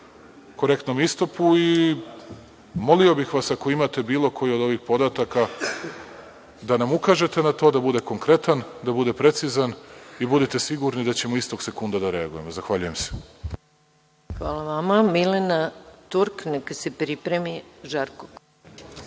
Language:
Serbian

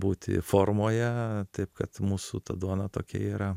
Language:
Lithuanian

